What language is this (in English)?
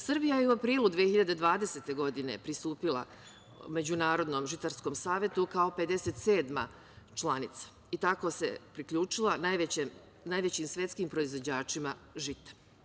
Serbian